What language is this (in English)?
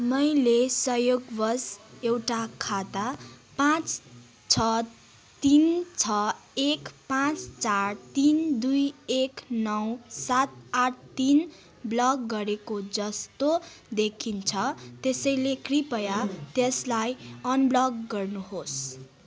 Nepali